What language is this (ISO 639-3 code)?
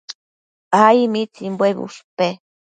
mcf